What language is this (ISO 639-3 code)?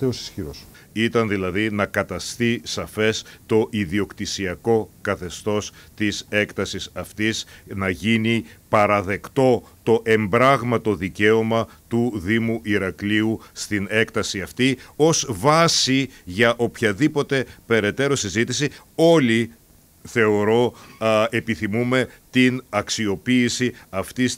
ell